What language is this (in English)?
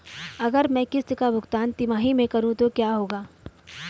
Hindi